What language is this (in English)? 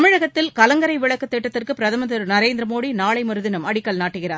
Tamil